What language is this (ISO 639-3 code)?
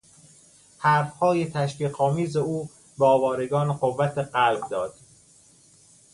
fas